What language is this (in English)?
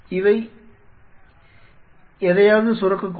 Tamil